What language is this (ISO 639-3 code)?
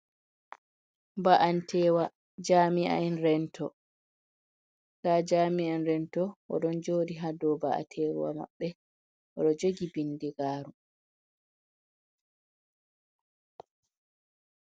ful